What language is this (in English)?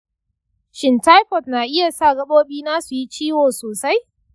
Hausa